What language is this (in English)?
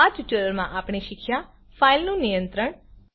Gujarati